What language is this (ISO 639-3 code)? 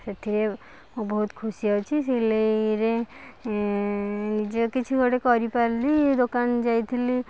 ori